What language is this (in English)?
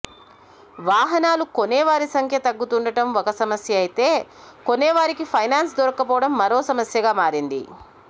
Telugu